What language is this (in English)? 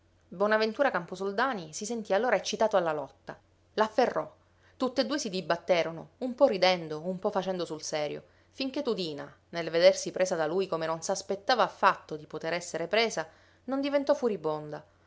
Italian